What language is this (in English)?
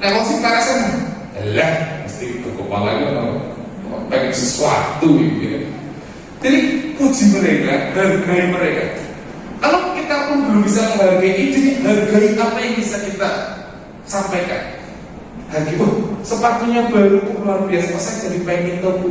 Indonesian